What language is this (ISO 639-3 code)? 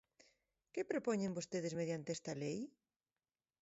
glg